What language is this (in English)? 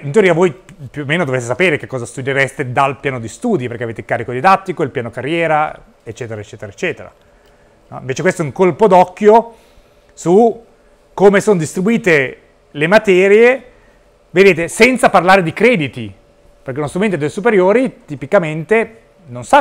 Italian